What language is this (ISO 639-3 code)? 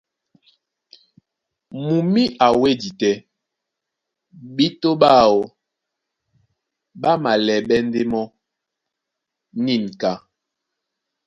dua